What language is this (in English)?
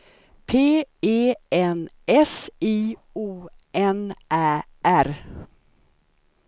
Swedish